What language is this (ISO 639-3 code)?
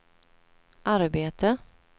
swe